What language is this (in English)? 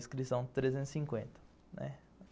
Portuguese